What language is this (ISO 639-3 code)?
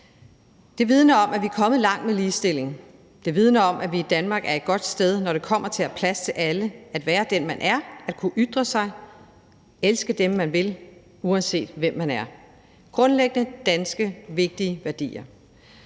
dan